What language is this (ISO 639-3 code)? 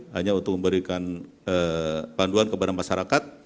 ind